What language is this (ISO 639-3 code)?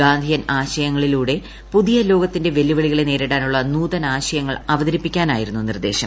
mal